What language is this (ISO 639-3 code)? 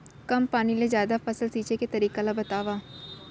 hne